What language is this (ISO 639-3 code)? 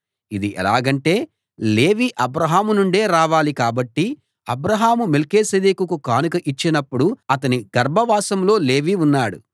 tel